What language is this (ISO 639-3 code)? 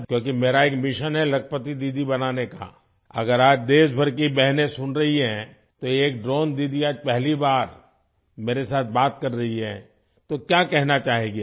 hin